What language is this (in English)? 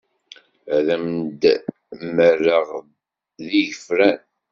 Kabyle